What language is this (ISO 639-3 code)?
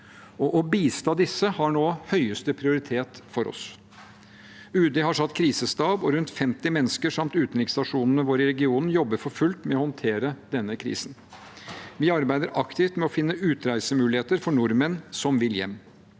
nor